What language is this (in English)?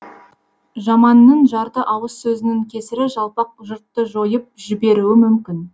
Kazakh